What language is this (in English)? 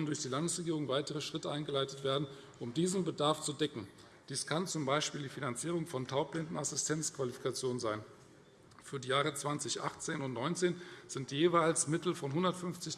German